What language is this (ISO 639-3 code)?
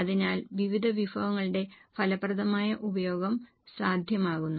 mal